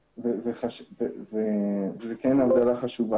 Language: Hebrew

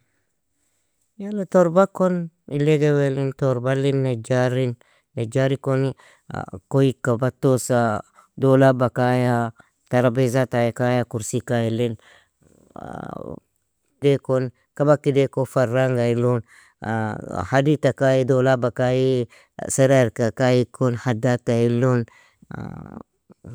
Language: Nobiin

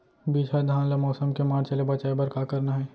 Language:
Chhattisgarhi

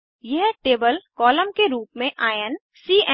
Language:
Hindi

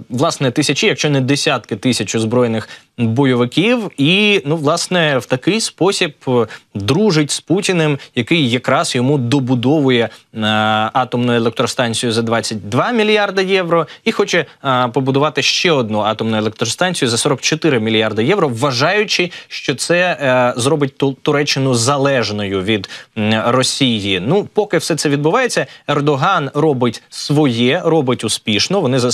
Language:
Ukrainian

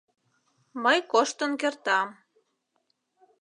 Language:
Mari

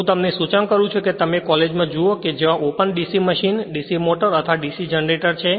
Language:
Gujarati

